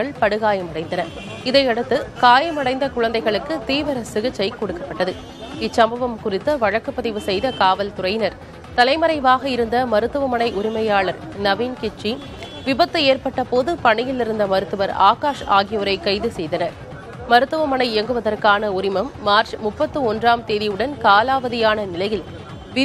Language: Tamil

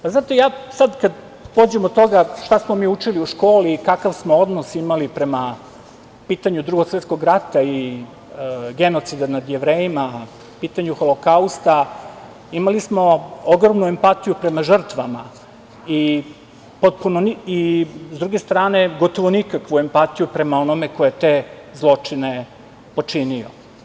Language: Serbian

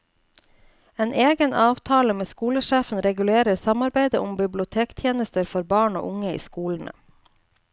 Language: Norwegian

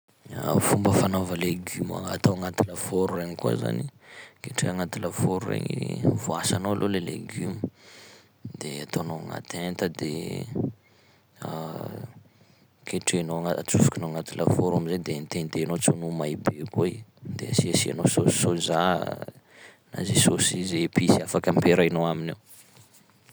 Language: Sakalava Malagasy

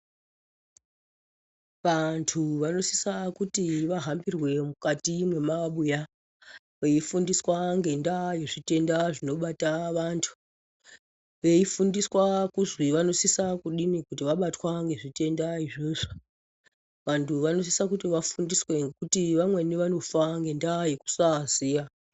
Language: Ndau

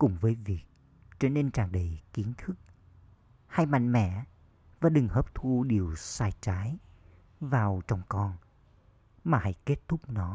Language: Vietnamese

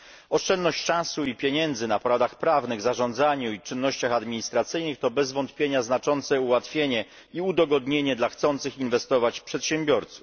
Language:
Polish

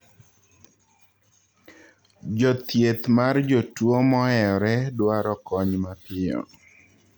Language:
Luo (Kenya and Tanzania)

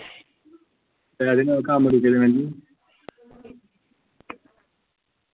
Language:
Dogri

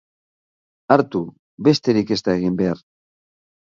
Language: Basque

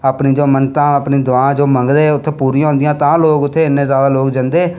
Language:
Dogri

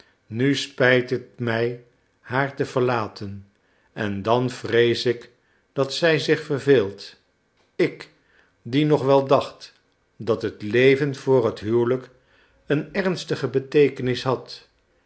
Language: Dutch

